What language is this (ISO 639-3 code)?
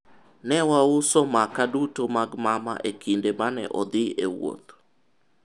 luo